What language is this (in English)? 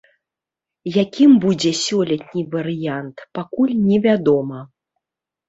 Belarusian